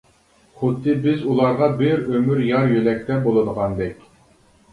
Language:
Uyghur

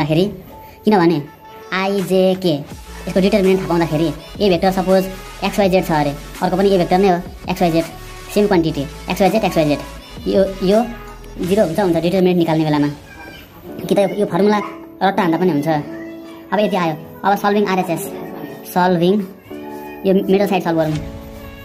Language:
Indonesian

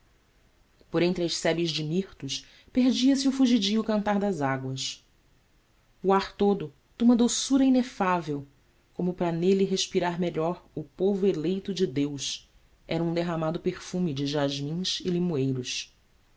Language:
Portuguese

